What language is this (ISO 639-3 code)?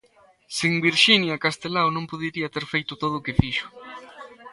glg